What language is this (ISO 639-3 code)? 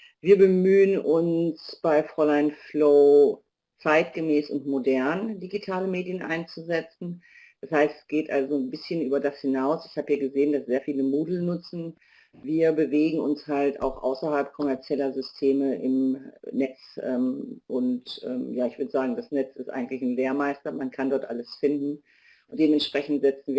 deu